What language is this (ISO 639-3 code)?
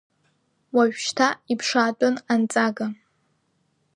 abk